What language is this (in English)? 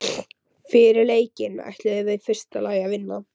Icelandic